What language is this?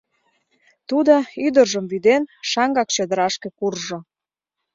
Mari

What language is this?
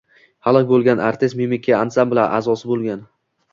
Uzbek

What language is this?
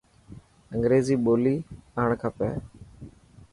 Dhatki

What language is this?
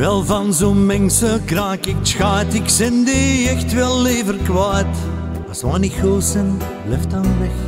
Dutch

